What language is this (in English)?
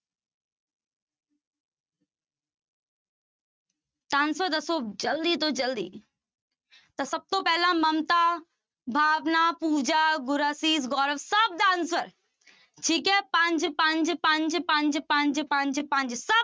Punjabi